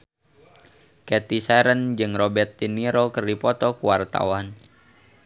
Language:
Sundanese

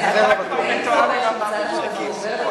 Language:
Hebrew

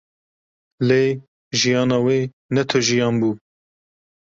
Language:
Kurdish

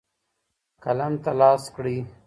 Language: Pashto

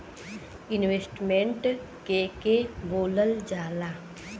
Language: Bhojpuri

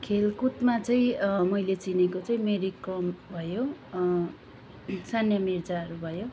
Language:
Nepali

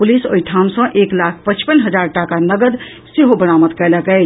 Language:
Maithili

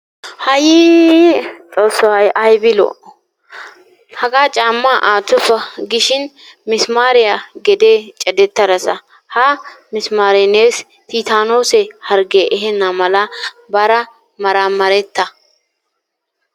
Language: Wolaytta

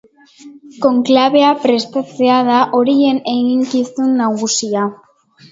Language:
Basque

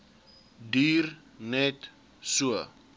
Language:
Afrikaans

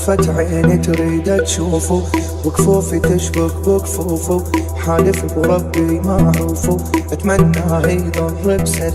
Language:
Arabic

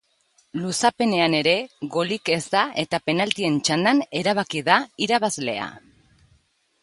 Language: Basque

